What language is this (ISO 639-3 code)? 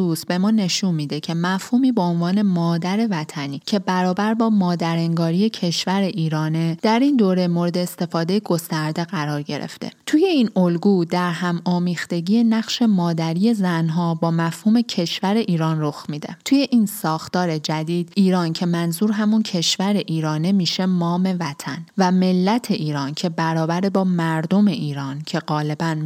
fas